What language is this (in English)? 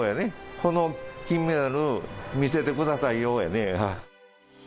Japanese